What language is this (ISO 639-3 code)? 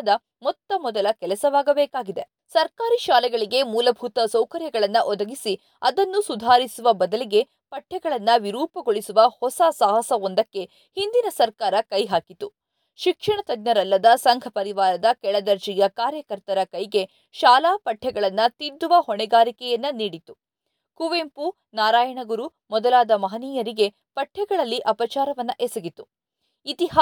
kan